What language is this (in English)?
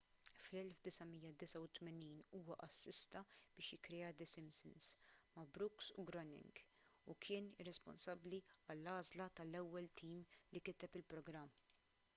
Maltese